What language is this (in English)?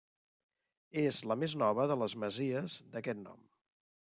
Catalan